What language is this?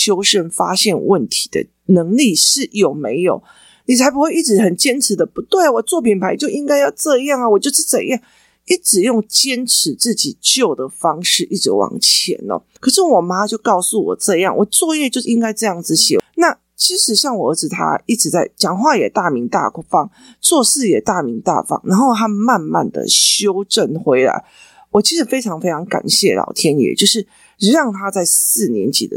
Chinese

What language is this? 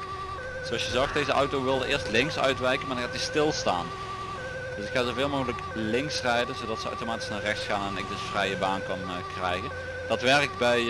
Dutch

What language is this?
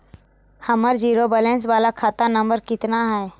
Magahi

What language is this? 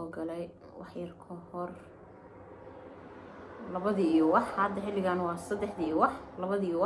Arabic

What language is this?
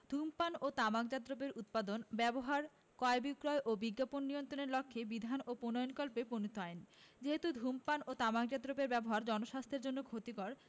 Bangla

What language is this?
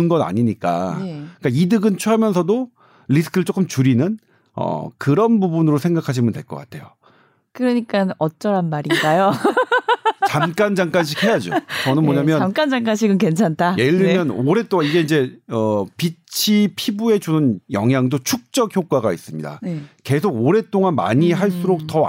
Korean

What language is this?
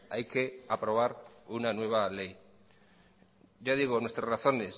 Spanish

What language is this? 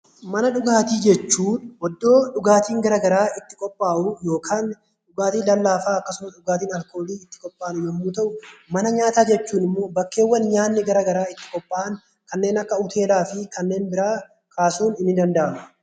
Oromo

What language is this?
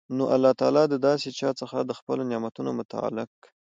Pashto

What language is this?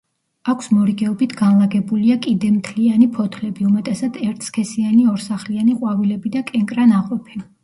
Georgian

